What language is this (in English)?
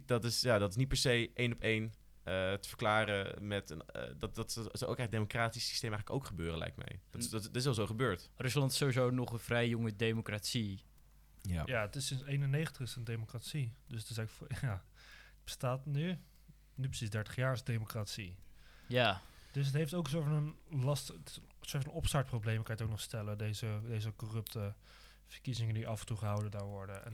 Dutch